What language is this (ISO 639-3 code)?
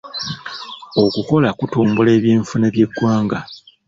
lug